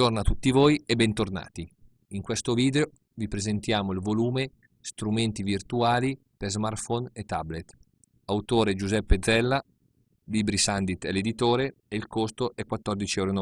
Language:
Italian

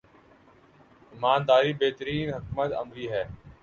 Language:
Urdu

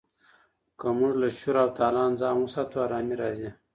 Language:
Pashto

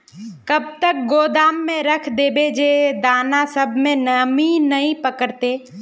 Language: Magahi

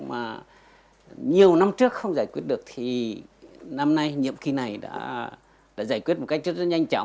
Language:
Vietnamese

